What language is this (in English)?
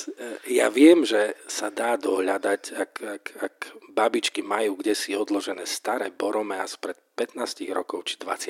Slovak